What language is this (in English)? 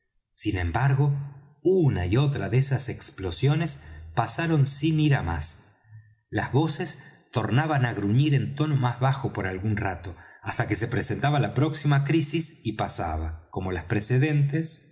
Spanish